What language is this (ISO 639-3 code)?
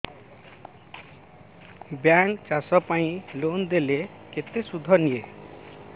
ori